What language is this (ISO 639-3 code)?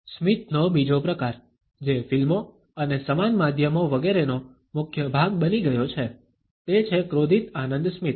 guj